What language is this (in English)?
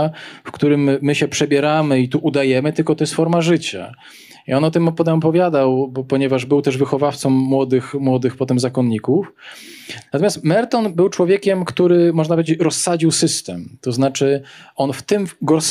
Polish